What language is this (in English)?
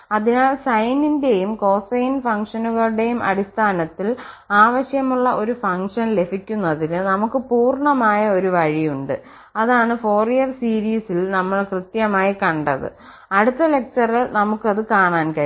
Malayalam